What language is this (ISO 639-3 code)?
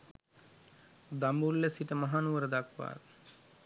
sin